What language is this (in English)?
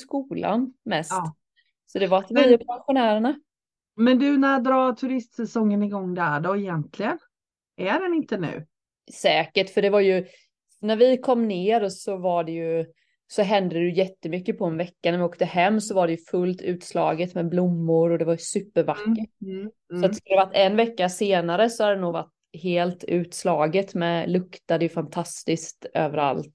Swedish